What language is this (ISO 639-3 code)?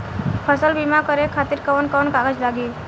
bho